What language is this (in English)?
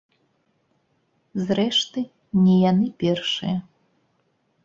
Belarusian